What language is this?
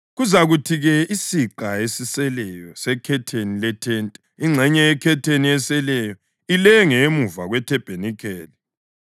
North Ndebele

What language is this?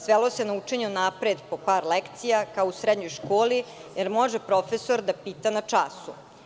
Serbian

